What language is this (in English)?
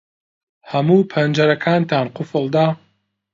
Central Kurdish